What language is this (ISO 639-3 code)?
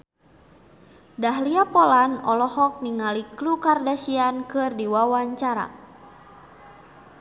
sun